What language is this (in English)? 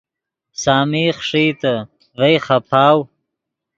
Yidgha